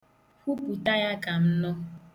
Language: Igbo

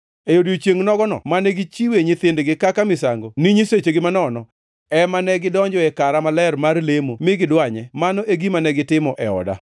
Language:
Luo (Kenya and Tanzania)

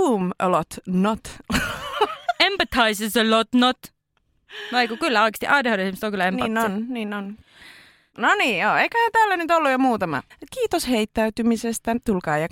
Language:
Finnish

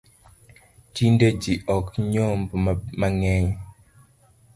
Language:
Luo (Kenya and Tanzania)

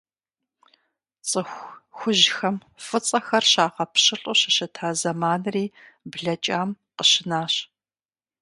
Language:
Kabardian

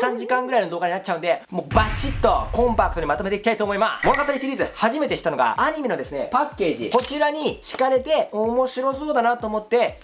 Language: Japanese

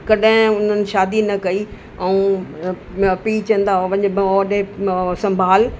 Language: Sindhi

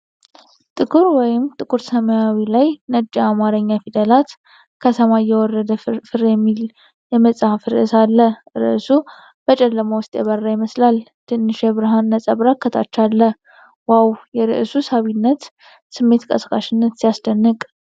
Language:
Amharic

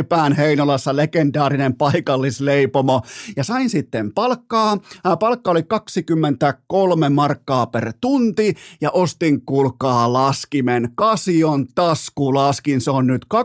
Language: Finnish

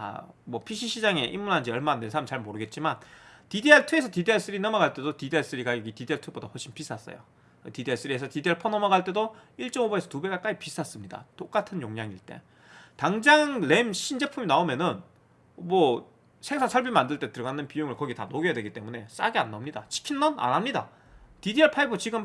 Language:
Korean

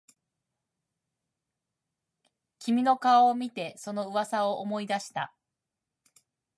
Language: Japanese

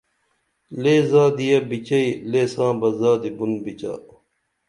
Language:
Dameli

